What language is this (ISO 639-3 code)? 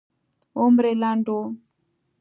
pus